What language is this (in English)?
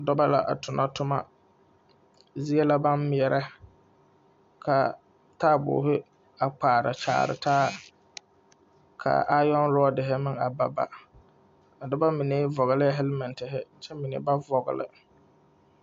Southern Dagaare